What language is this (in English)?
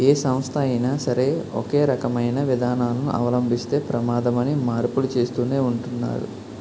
Telugu